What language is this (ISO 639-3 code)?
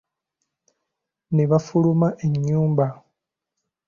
lug